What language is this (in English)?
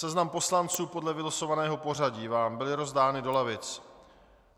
Czech